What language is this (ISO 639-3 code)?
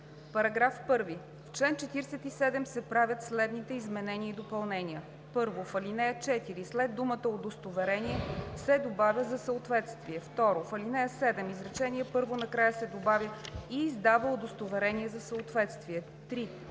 bul